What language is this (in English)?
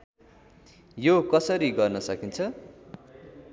Nepali